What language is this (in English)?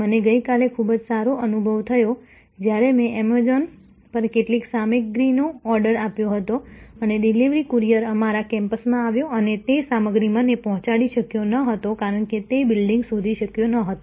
Gujarati